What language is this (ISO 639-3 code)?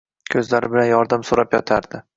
uzb